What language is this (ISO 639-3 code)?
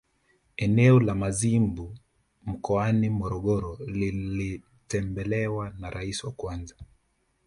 swa